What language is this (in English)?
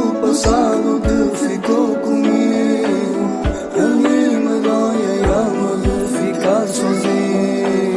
Korean